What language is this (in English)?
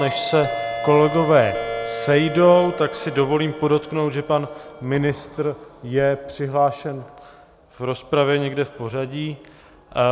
Czech